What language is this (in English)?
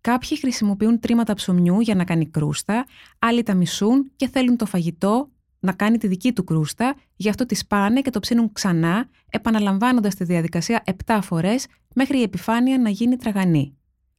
Greek